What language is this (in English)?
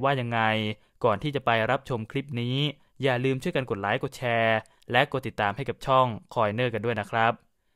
Thai